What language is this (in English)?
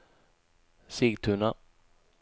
Swedish